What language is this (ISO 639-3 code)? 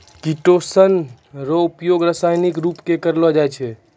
mai